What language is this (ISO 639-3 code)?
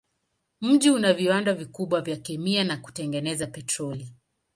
swa